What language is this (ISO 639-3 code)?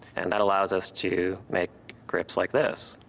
eng